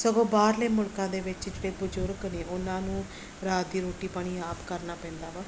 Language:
Punjabi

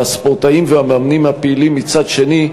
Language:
Hebrew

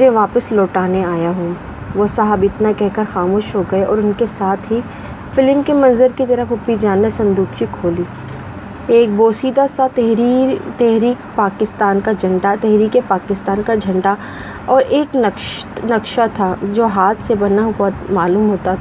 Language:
Urdu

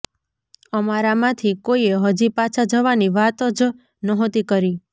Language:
Gujarati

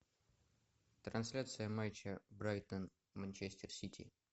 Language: Russian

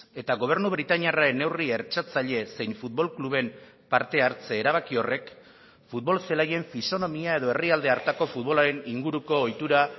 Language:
Basque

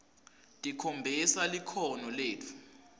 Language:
Swati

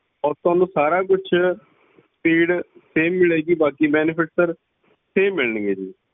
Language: Punjabi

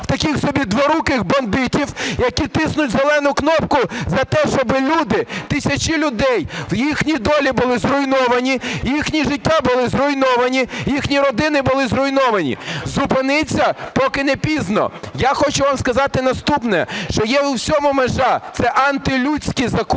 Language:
Ukrainian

